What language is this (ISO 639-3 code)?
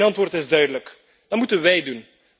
nld